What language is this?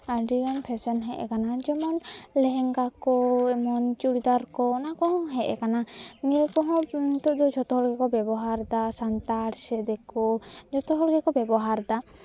Santali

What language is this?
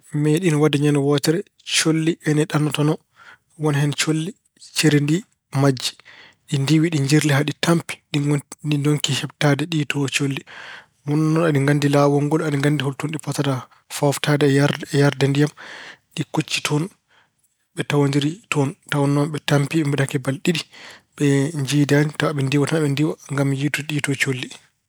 Fula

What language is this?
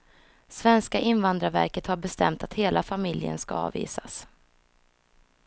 Swedish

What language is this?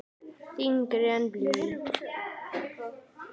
Icelandic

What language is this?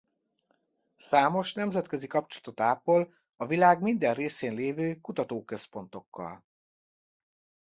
Hungarian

